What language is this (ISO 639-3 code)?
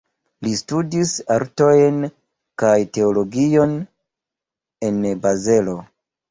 epo